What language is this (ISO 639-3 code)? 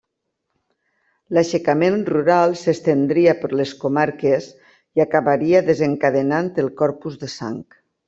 cat